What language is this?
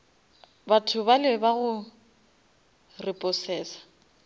Northern Sotho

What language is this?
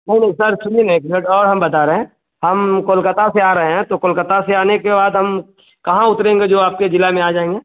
Hindi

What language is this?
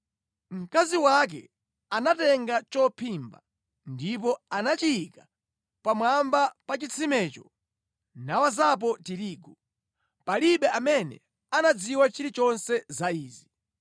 Nyanja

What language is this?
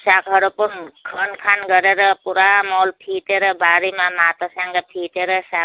Nepali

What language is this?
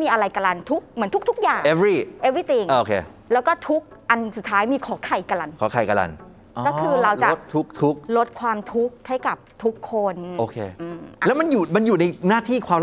Thai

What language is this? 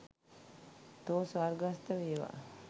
Sinhala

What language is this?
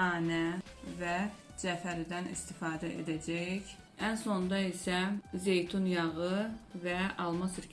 Turkish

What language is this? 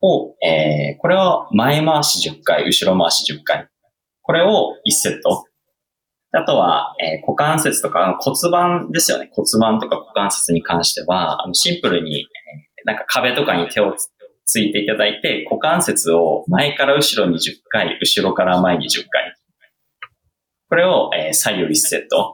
Japanese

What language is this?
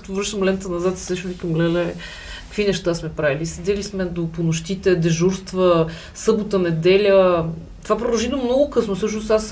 Bulgarian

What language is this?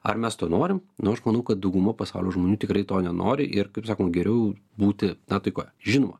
Lithuanian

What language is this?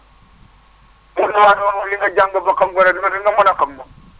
Wolof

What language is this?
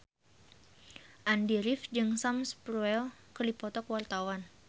Sundanese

